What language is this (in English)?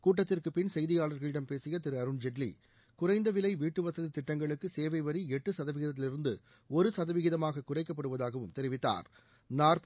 Tamil